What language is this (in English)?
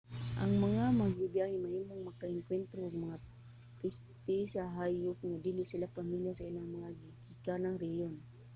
Cebuano